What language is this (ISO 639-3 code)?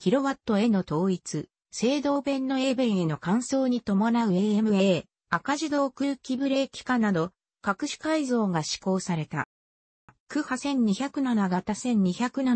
jpn